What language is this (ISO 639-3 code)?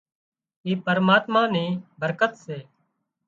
kxp